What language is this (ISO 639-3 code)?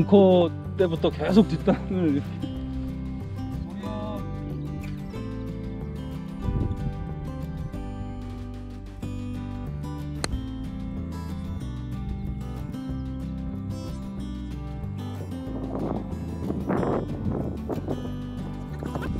kor